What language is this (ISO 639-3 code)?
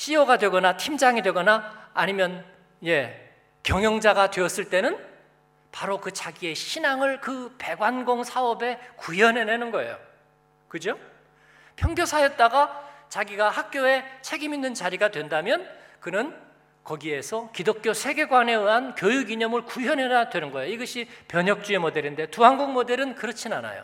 kor